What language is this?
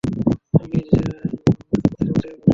Bangla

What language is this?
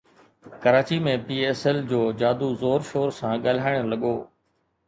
Sindhi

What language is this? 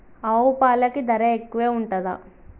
Telugu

